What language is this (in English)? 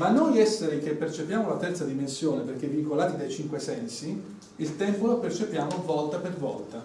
Italian